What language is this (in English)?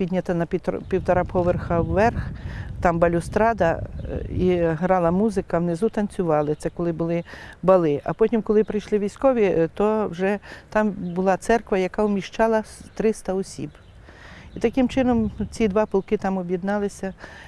Ukrainian